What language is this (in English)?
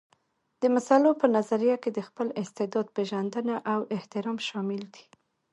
Pashto